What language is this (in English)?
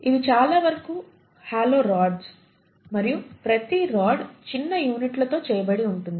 Telugu